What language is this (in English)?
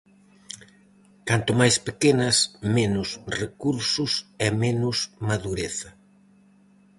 Galician